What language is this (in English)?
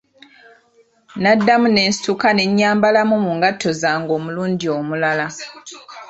Ganda